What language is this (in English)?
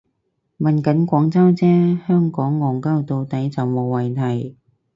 Cantonese